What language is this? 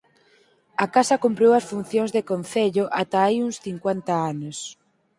Galician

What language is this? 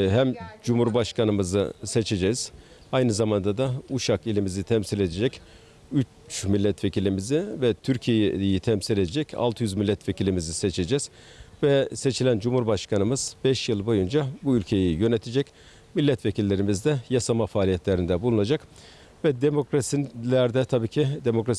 Turkish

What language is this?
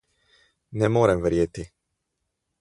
Slovenian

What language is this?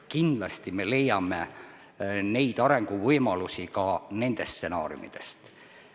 Estonian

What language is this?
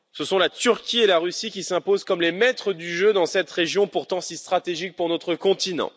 French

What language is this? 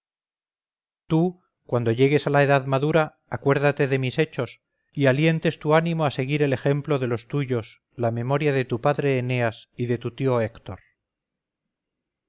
Spanish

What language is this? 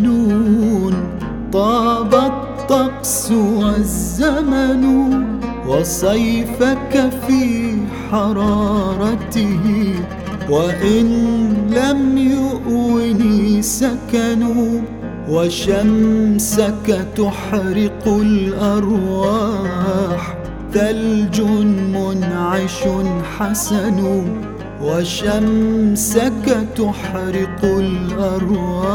Arabic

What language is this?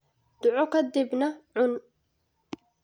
Somali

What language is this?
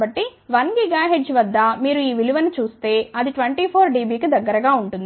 Telugu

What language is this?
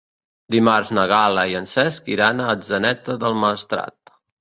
Catalan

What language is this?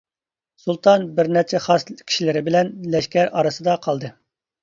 Uyghur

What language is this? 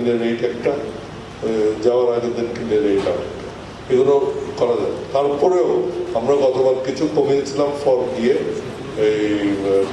Turkish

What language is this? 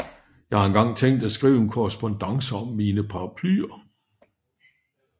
Danish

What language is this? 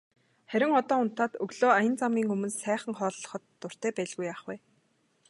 Mongolian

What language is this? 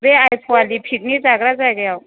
Bodo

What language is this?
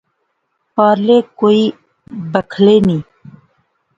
Pahari-Potwari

